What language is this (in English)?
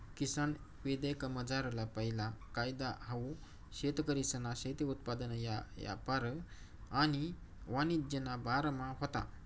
Marathi